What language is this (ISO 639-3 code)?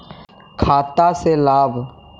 mag